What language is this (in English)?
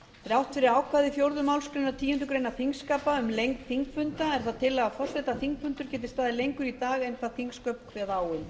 Icelandic